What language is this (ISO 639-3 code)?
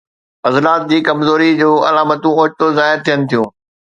snd